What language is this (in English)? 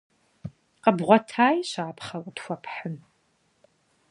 Kabardian